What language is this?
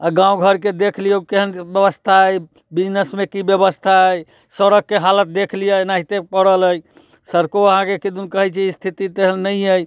Maithili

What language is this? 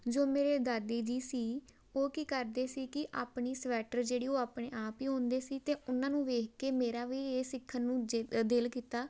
Punjabi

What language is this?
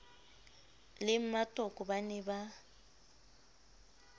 Southern Sotho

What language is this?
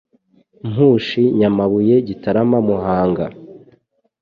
Kinyarwanda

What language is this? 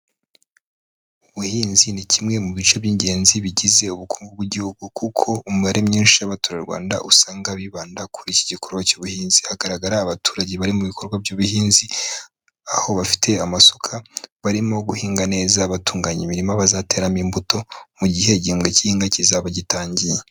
Kinyarwanda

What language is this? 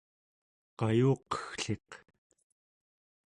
Central Yupik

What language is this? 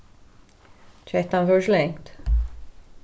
Faroese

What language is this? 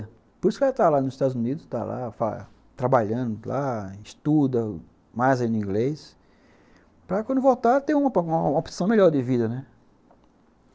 Portuguese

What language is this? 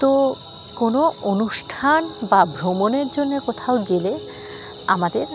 Bangla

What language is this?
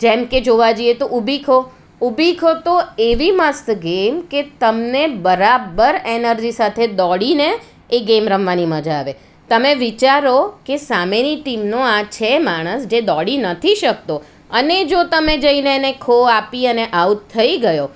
Gujarati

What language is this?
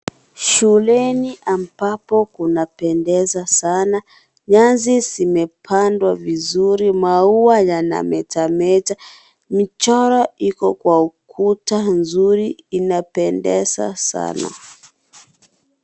Swahili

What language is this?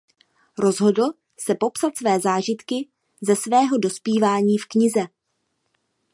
Czech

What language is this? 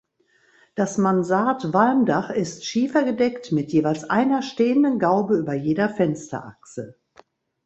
German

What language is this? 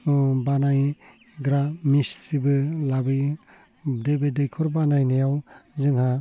Bodo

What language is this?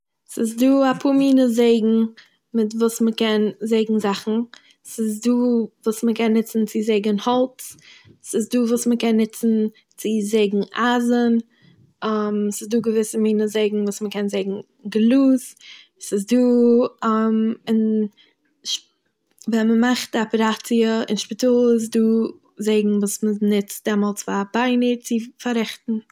Yiddish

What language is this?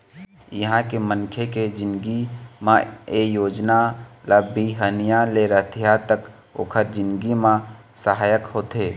Chhattisgarhi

